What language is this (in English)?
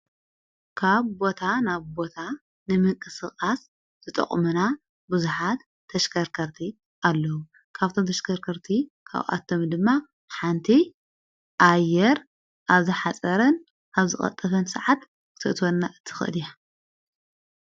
Tigrinya